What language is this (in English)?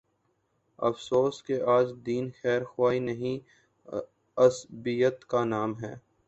Urdu